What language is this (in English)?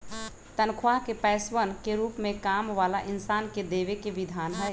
Magahi